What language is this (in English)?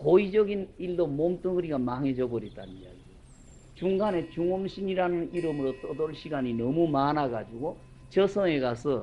Korean